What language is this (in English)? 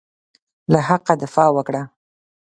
Pashto